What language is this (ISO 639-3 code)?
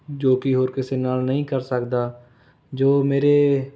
pan